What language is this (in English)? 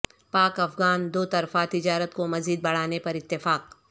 Urdu